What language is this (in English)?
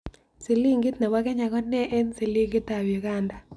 Kalenjin